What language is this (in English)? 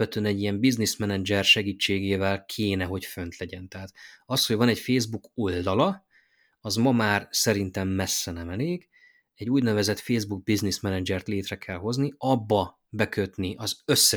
Hungarian